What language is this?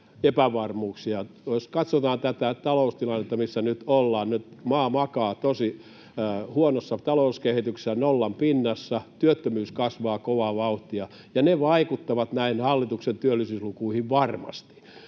Finnish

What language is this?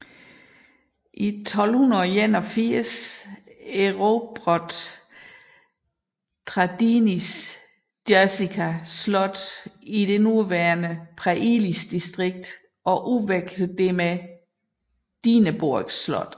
Danish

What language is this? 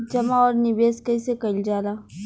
Bhojpuri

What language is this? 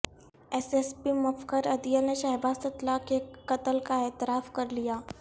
Urdu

